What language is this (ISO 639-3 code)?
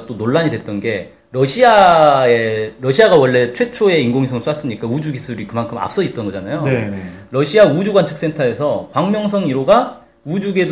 kor